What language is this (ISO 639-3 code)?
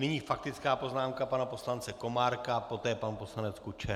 ces